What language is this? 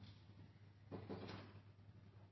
Norwegian Nynorsk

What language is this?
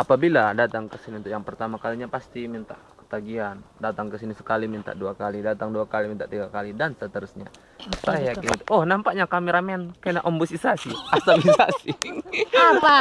Indonesian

